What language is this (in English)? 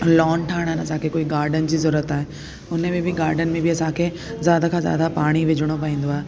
Sindhi